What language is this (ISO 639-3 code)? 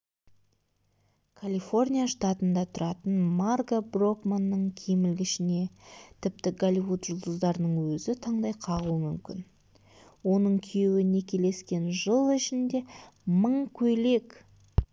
kaz